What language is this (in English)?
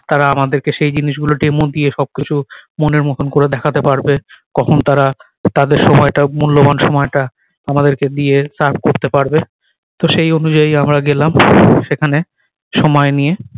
Bangla